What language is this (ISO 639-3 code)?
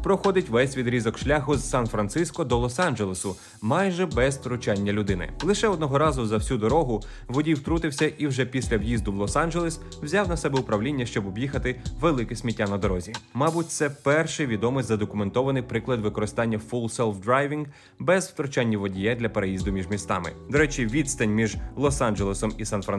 ukr